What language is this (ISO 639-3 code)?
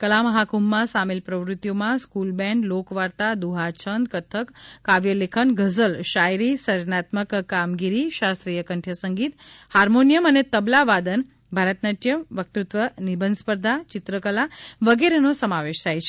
guj